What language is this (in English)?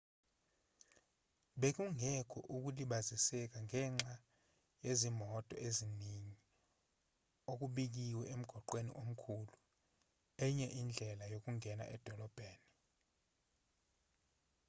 Zulu